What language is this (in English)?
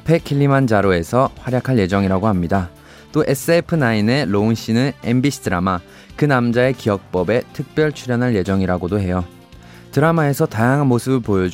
Korean